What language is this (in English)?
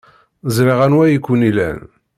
Kabyle